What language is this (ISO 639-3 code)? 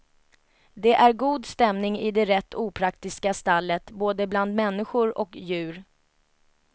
swe